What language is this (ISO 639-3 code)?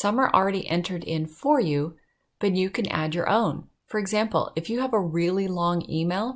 eng